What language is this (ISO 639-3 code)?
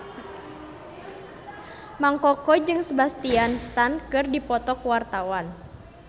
sun